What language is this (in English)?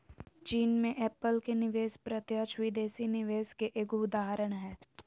Magahi